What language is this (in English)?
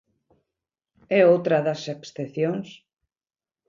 Galician